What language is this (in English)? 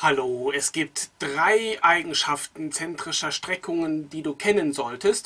German